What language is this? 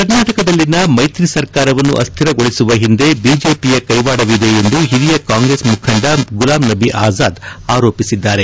Kannada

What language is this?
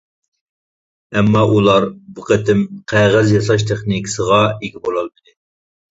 Uyghur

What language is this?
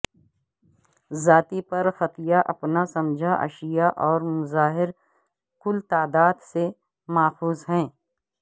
Urdu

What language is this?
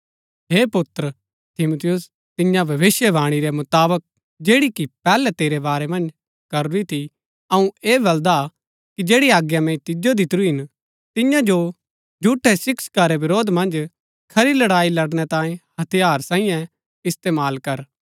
Gaddi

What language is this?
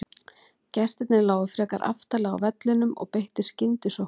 Icelandic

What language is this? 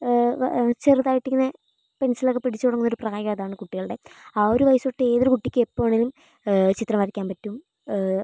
Malayalam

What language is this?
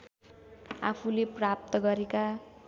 Nepali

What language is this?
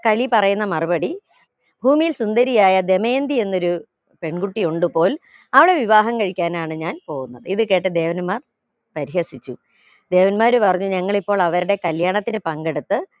Malayalam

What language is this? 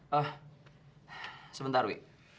Indonesian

